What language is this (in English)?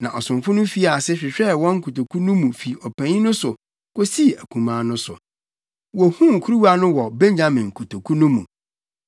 Akan